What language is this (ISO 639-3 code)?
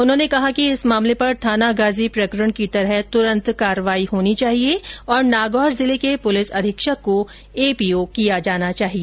hin